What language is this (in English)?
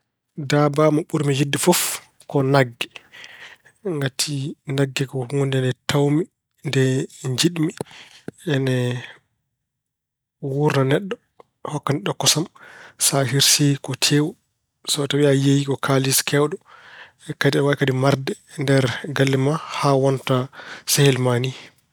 Fula